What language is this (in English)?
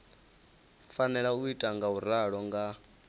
Venda